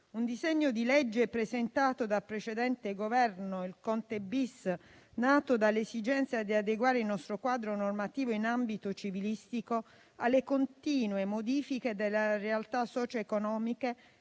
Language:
Italian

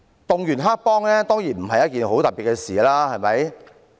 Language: Cantonese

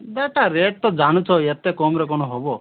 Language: Odia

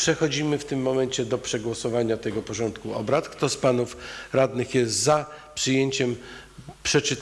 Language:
Polish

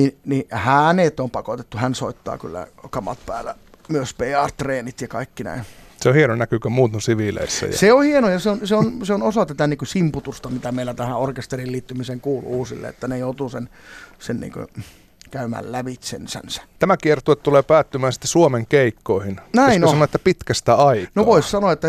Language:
Finnish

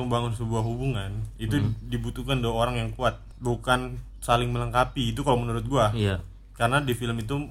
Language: Indonesian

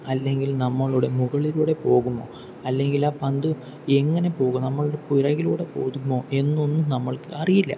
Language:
Malayalam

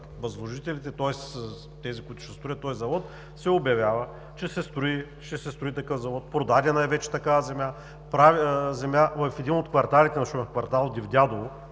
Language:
Bulgarian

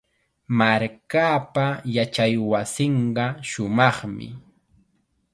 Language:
Chiquián Ancash Quechua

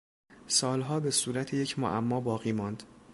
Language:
Persian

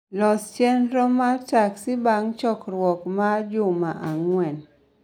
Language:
Luo (Kenya and Tanzania)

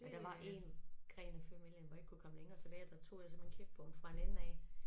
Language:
Danish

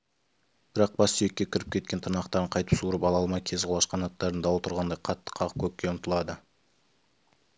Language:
Kazakh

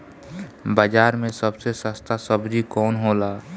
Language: Bhojpuri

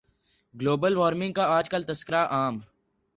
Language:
Urdu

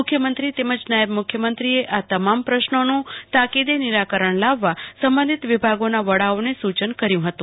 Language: Gujarati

